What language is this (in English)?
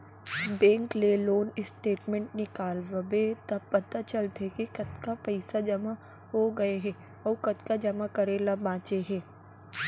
Chhattisgarhi